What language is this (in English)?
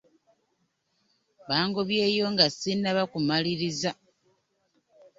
Ganda